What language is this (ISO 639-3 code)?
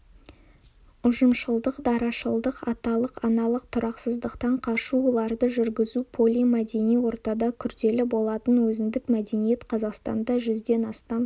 kaz